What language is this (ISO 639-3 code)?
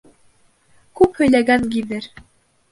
bak